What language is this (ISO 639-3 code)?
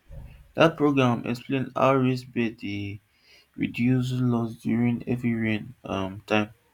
pcm